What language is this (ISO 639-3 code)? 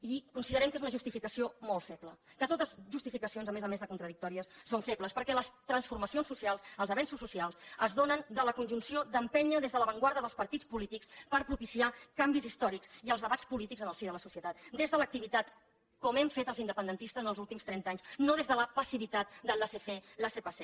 cat